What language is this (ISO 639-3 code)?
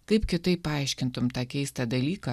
lit